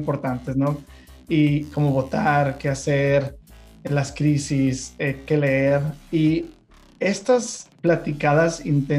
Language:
Spanish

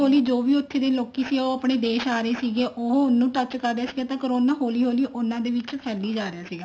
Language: Punjabi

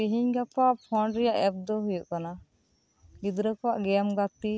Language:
Santali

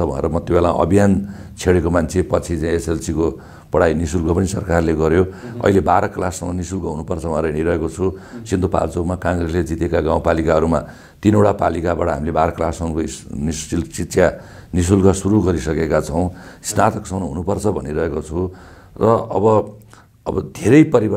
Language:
Romanian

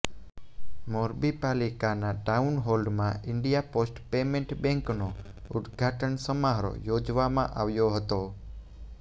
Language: Gujarati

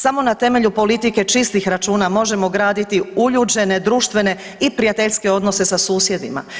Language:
Croatian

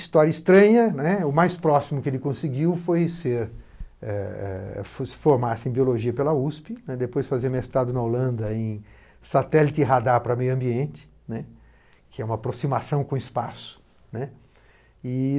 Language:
Portuguese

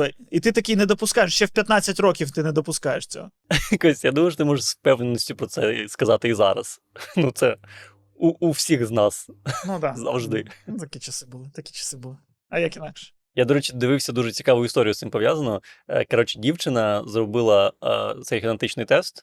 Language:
Ukrainian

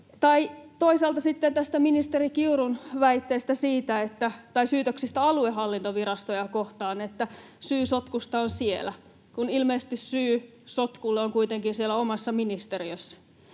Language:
Finnish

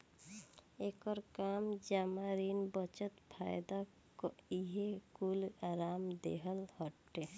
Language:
Bhojpuri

